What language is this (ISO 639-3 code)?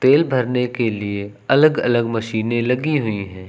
hin